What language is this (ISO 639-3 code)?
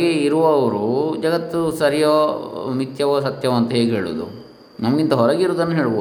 kan